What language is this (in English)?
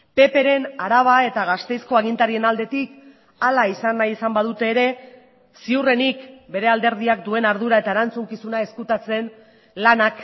Basque